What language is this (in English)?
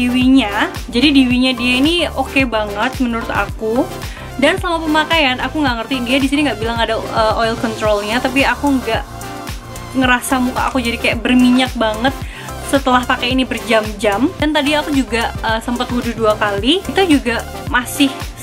Indonesian